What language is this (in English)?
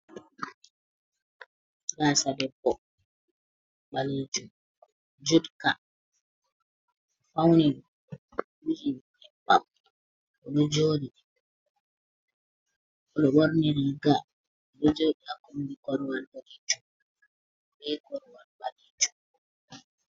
Fula